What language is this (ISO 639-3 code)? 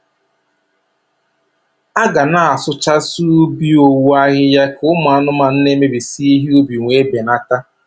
ibo